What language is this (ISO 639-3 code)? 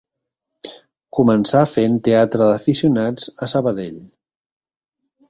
cat